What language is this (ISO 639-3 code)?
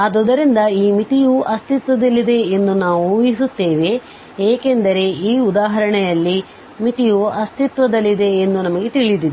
kan